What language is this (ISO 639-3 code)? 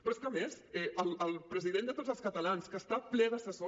cat